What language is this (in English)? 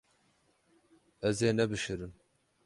Kurdish